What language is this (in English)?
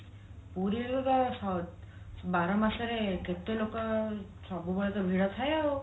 Odia